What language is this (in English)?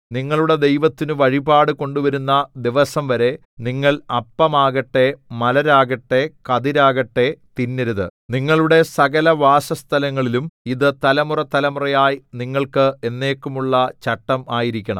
Malayalam